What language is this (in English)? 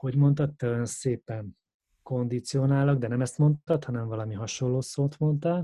Hungarian